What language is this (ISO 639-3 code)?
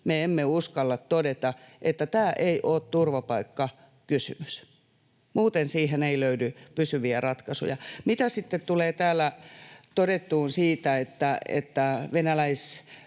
fin